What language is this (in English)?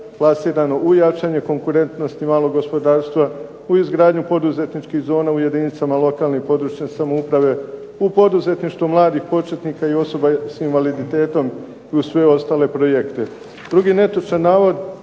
Croatian